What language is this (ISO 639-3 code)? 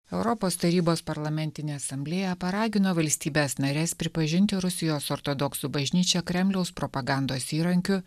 lit